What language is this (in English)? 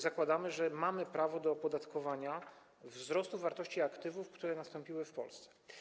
Polish